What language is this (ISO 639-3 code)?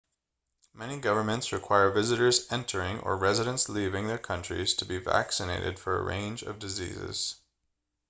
eng